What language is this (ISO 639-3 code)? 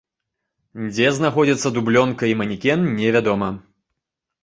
bel